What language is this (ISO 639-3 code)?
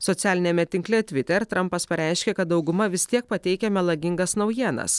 lit